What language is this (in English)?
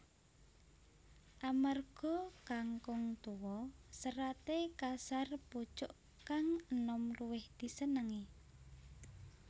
Javanese